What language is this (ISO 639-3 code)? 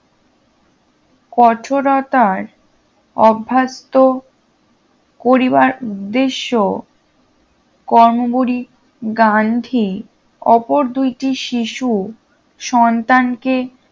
ben